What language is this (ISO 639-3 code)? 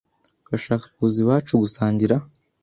kin